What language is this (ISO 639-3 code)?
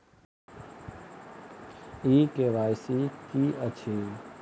mai